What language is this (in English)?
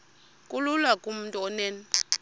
Xhosa